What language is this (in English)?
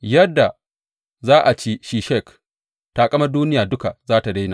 Hausa